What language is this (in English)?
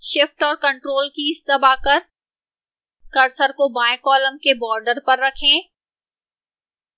Hindi